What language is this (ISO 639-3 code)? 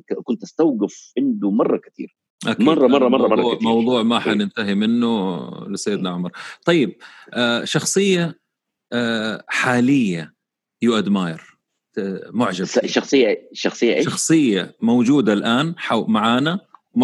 ara